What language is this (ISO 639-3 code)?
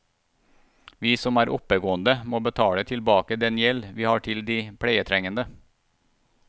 nor